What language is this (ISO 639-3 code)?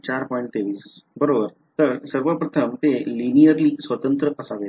mar